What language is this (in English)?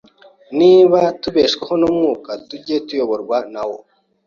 Kinyarwanda